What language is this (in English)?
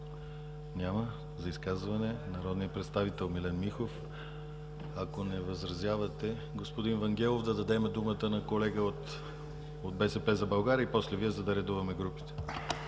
Bulgarian